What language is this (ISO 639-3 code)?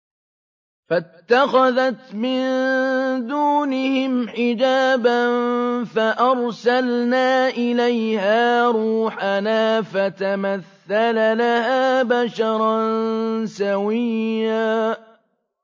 ara